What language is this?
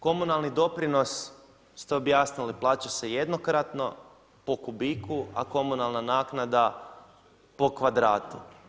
Croatian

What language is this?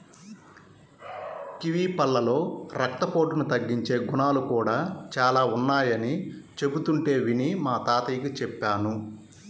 Telugu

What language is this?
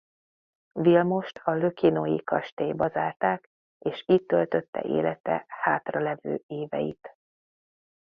Hungarian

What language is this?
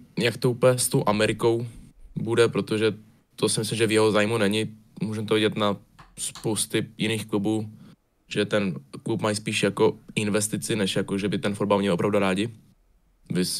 Czech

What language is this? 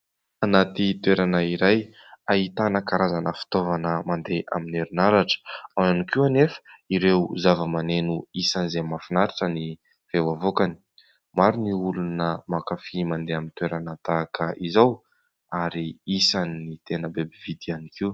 Malagasy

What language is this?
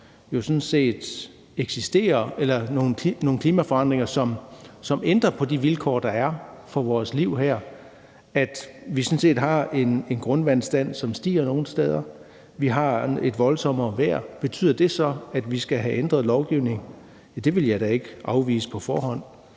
Danish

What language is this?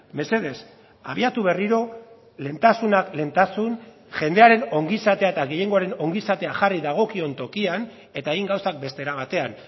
Basque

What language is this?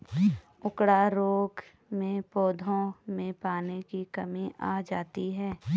Hindi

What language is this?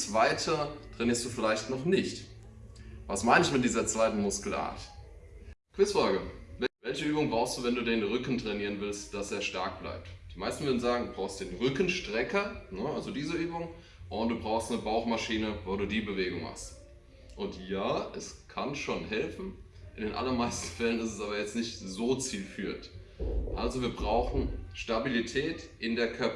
German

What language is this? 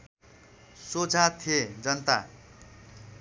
Nepali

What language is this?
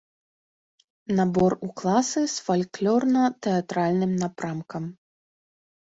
Belarusian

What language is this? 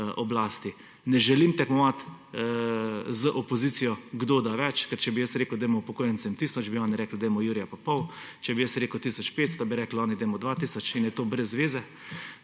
Slovenian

